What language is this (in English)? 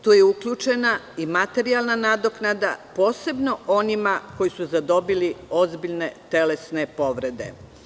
Serbian